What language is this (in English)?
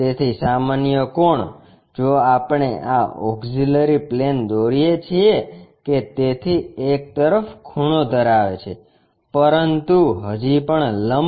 Gujarati